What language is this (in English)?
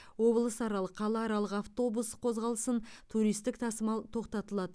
Kazakh